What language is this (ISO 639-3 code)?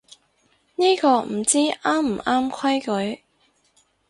yue